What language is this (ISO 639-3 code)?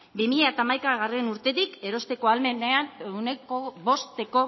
eus